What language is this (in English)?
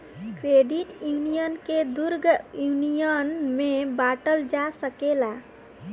Bhojpuri